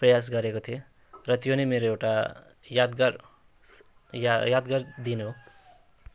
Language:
Nepali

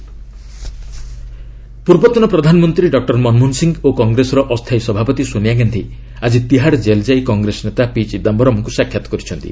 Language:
Odia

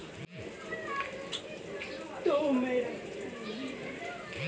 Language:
Bangla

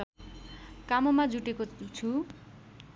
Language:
Nepali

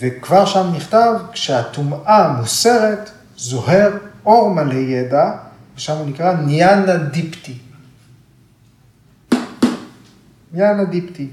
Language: Hebrew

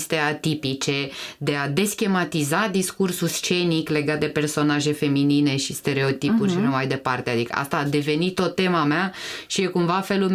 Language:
Romanian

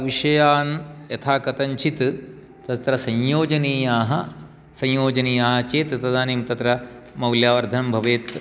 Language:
Sanskrit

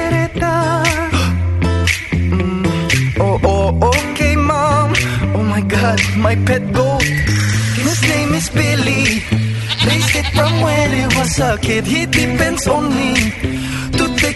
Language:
Filipino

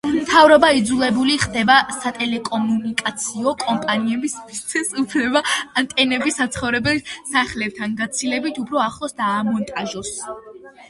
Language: Georgian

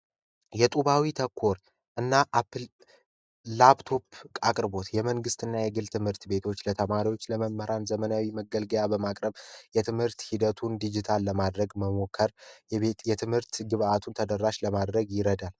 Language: Amharic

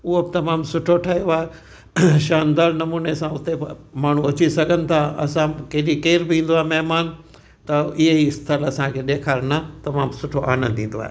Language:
Sindhi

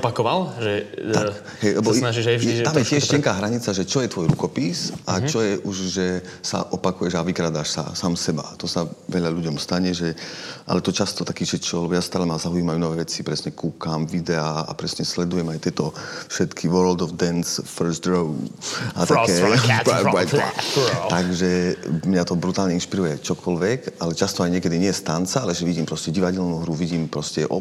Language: Slovak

